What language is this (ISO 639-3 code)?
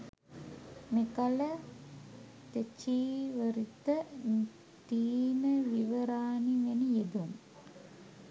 sin